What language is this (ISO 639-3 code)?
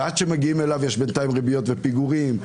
heb